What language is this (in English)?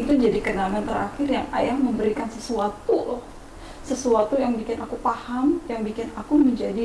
Indonesian